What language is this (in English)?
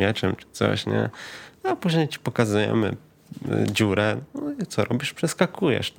Polish